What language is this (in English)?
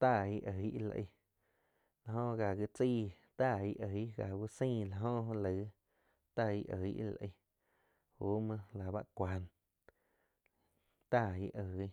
Quiotepec Chinantec